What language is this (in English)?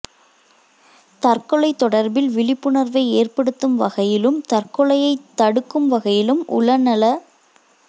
Tamil